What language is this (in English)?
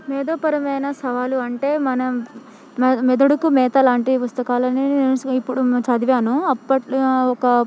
Telugu